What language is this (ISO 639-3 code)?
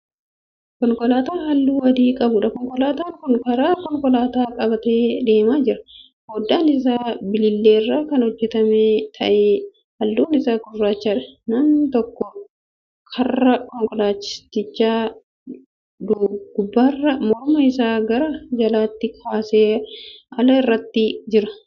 orm